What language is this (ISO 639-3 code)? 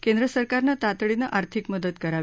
mar